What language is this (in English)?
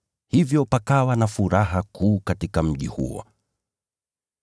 Swahili